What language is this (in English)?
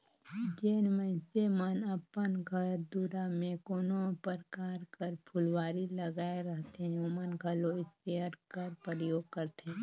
Chhattisgarhi